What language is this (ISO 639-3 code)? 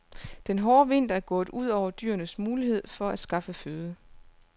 dan